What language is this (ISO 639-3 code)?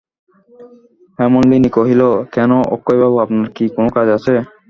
ben